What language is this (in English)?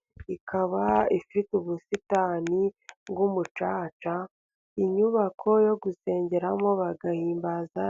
Kinyarwanda